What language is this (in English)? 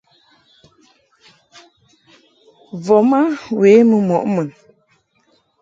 Mungaka